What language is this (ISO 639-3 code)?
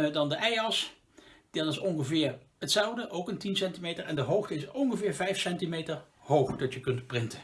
nld